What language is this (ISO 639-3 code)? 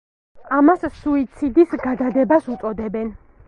kat